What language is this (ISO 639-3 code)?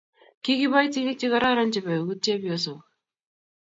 kln